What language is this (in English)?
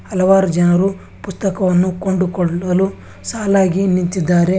Kannada